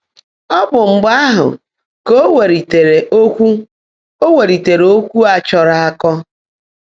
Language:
Igbo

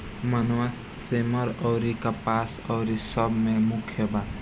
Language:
Bhojpuri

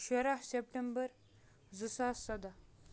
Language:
Kashmiri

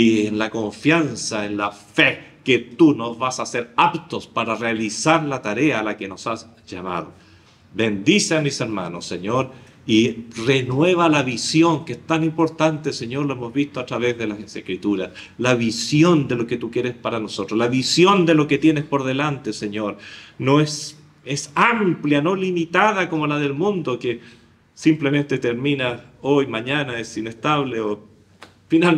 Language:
Spanish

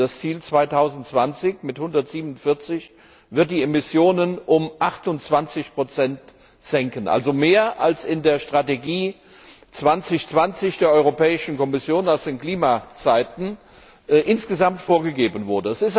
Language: German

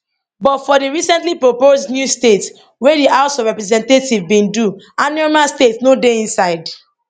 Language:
Nigerian Pidgin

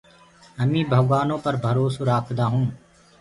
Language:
Gurgula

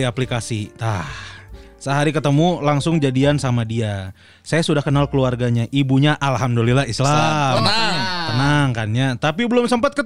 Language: Indonesian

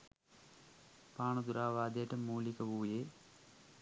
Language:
Sinhala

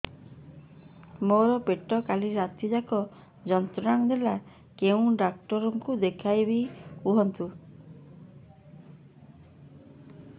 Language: Odia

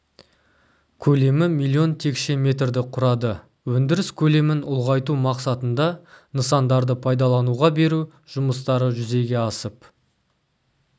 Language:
Kazakh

